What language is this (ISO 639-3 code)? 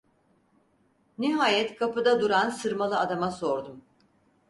tur